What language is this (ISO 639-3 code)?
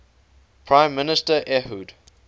eng